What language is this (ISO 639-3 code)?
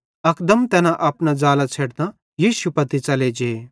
bhd